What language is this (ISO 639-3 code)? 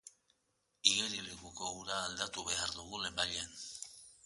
eus